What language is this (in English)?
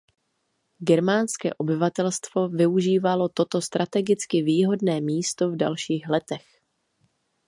Czech